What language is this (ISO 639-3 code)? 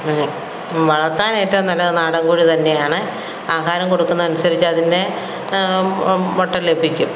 mal